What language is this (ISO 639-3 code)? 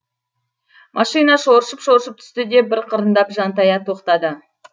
kaz